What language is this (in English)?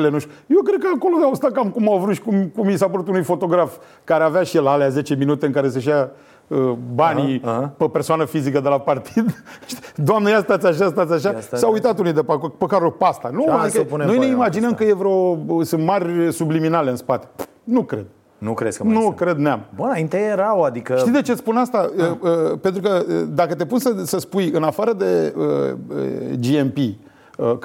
Romanian